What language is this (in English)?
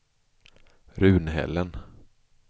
Swedish